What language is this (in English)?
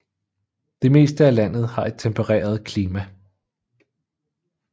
Danish